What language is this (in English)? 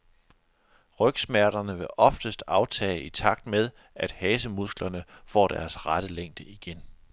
Danish